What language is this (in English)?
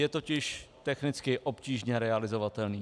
Czech